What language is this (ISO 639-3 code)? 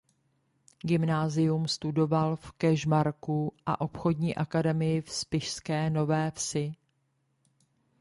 ces